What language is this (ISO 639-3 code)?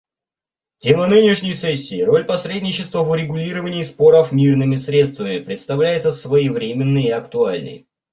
rus